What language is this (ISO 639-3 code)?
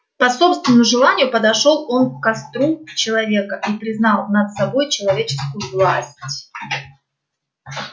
rus